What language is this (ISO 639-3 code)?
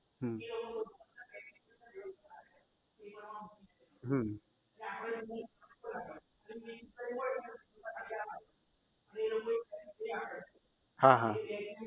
guj